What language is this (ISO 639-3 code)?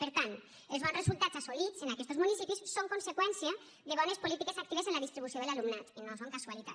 cat